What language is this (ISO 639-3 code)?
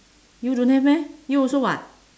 eng